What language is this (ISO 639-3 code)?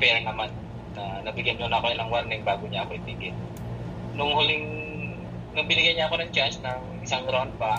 fil